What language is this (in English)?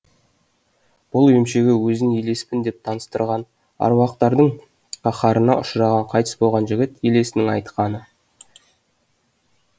Kazakh